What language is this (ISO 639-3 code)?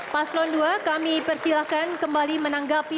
ind